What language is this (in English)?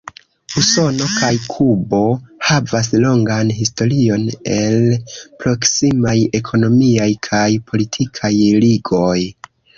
Esperanto